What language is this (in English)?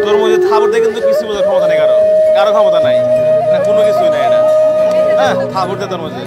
Korean